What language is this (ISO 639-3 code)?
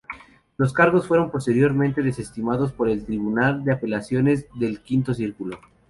spa